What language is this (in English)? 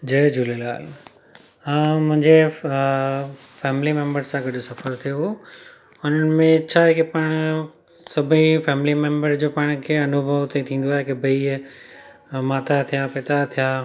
Sindhi